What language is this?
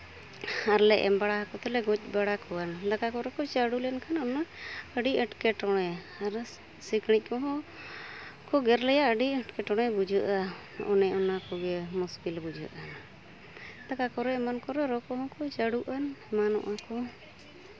Santali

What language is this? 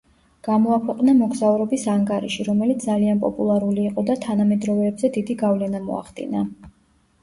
Georgian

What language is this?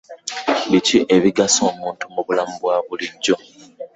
Ganda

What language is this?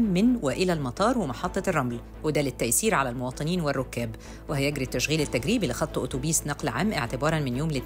Arabic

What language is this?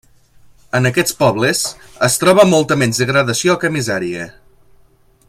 Catalan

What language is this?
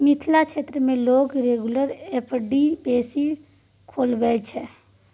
Maithili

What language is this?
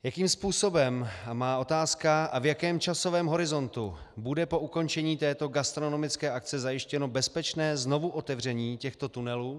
Czech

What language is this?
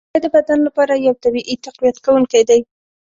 Pashto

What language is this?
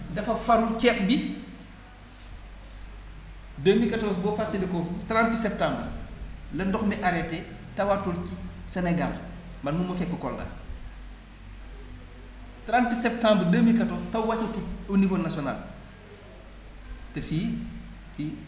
Wolof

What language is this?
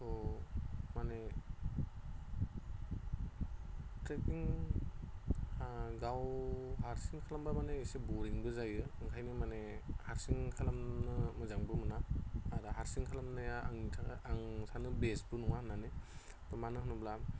Bodo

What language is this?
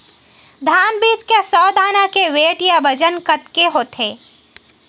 Chhattisgarhi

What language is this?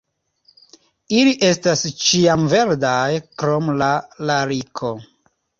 Esperanto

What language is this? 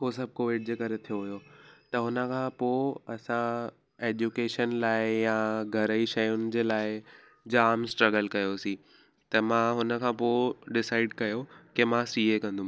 Sindhi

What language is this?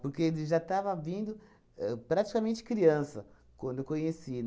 Portuguese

